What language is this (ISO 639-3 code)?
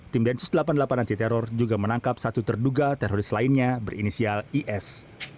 ind